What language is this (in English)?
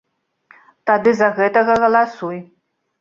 Belarusian